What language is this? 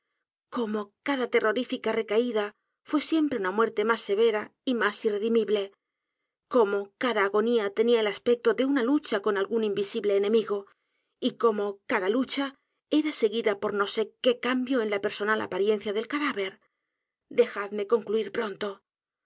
Spanish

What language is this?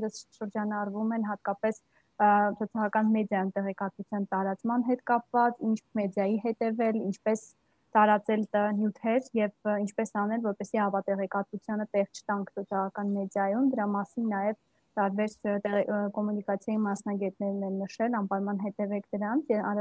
Romanian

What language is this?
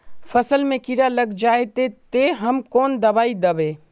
Magahi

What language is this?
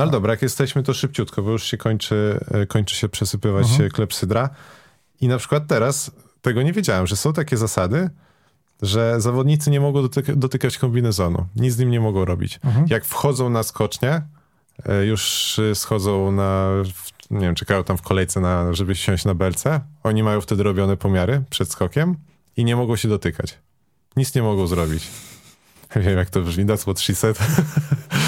Polish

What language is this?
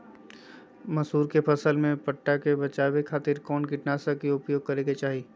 Magahi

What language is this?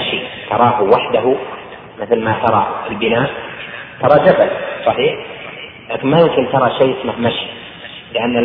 Arabic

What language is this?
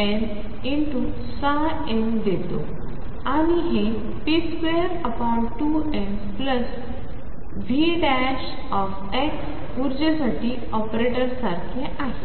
Marathi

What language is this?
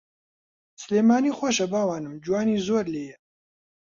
Central Kurdish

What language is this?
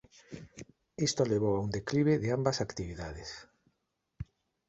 Galician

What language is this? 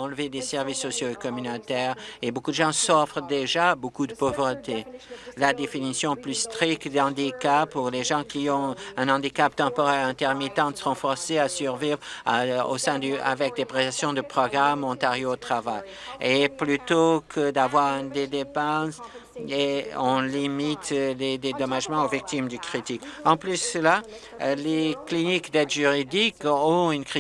French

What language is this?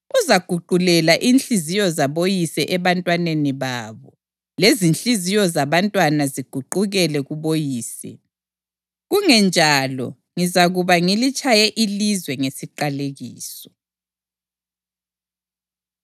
North Ndebele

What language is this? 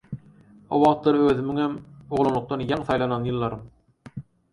Turkmen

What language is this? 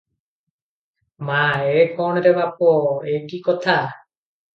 Odia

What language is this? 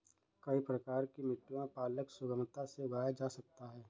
Hindi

